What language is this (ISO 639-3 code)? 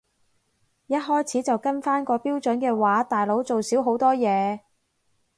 yue